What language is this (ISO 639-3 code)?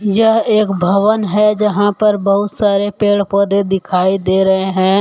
hin